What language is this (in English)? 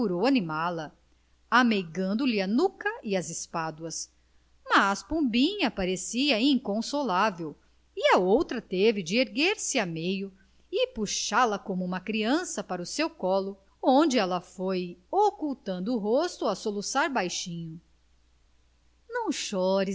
Portuguese